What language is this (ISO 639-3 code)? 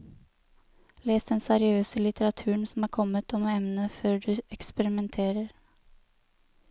nor